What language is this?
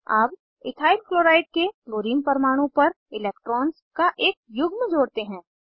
Hindi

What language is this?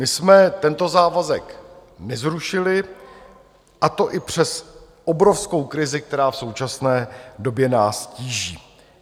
Czech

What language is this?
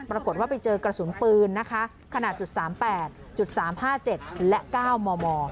Thai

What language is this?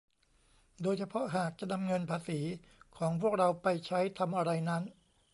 Thai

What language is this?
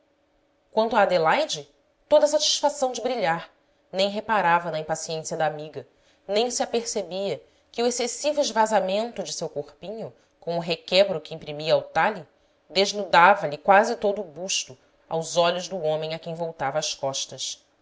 Portuguese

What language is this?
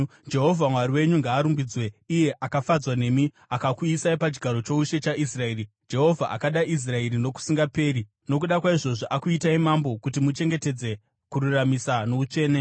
Shona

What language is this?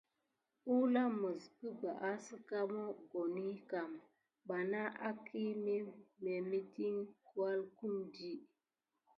Gidar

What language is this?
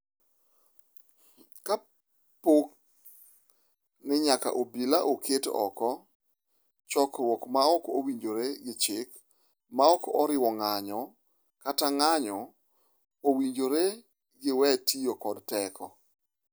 Luo (Kenya and Tanzania)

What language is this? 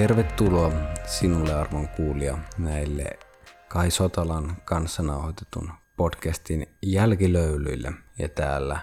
Finnish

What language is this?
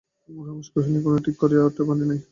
Bangla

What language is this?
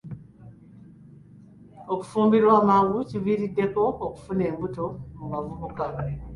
Ganda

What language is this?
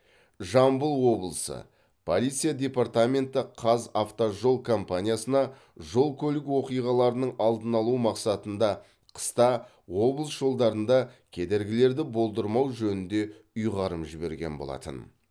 Kazakh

